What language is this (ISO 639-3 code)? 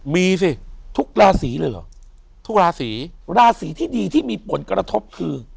tha